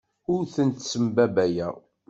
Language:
Kabyle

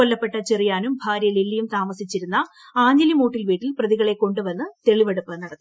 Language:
Malayalam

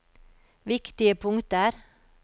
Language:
Norwegian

